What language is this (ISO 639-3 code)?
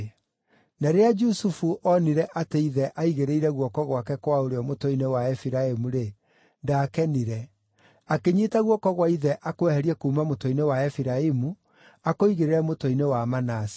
kik